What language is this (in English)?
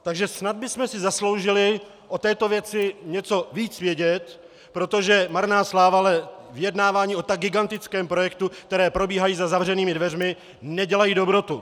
Czech